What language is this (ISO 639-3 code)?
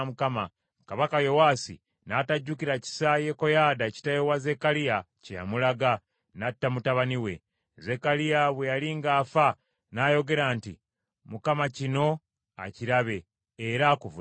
lug